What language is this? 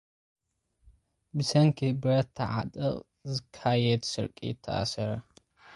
Tigrinya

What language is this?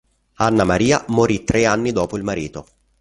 Italian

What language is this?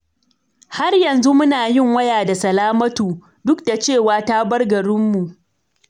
Hausa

